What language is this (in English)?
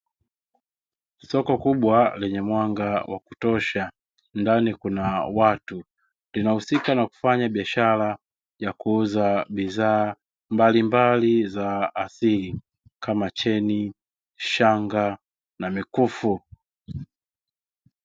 Swahili